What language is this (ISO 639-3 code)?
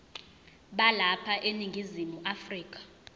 zul